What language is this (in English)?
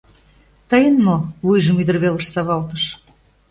Mari